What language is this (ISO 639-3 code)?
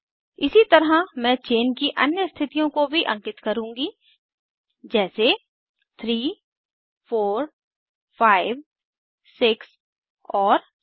hin